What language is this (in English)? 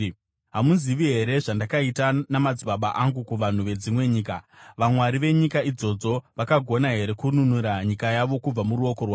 Shona